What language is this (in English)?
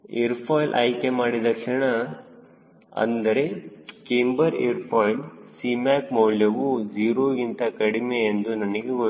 Kannada